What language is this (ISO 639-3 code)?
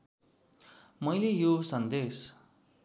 nep